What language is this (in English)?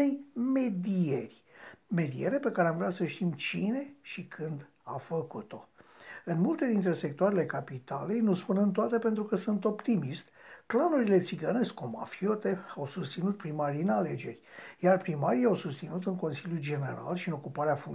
Romanian